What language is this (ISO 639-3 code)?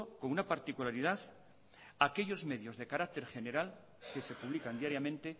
spa